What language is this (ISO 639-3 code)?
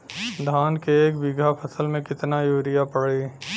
bho